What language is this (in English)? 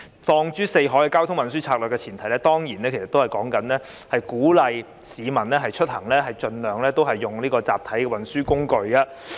Cantonese